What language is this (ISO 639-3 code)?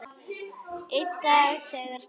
isl